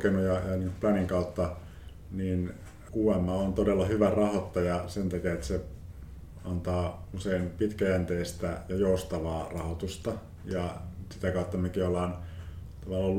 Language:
Finnish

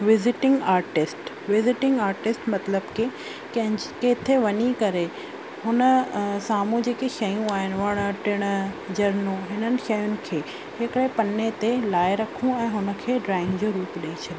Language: Sindhi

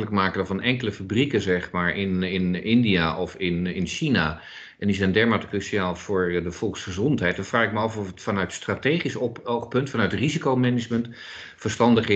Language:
Dutch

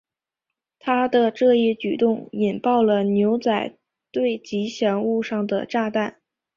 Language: Chinese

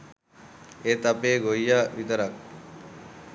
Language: Sinhala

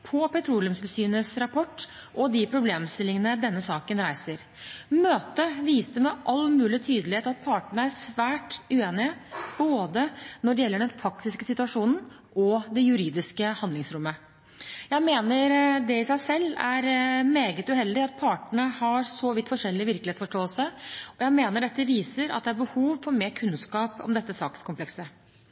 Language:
Norwegian Bokmål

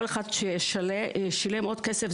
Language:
Hebrew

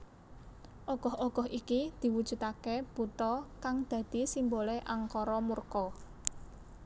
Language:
Javanese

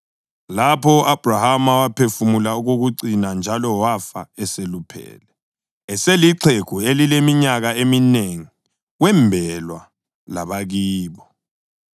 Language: North Ndebele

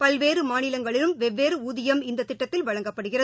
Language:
Tamil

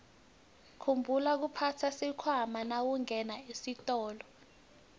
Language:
Swati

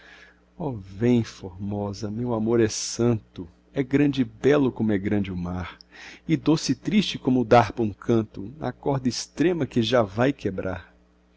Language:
Portuguese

